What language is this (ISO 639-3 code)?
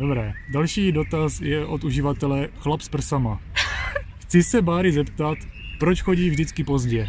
ces